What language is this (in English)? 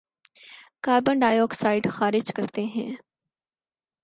Urdu